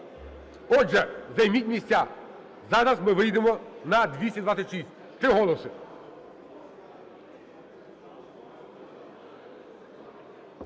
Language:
Ukrainian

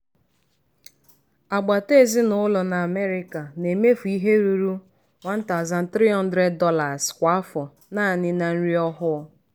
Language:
Igbo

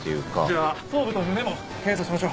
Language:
Japanese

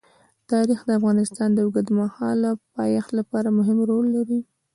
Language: Pashto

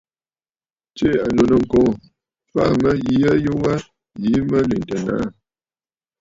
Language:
Bafut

